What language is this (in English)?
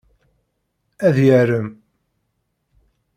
Kabyle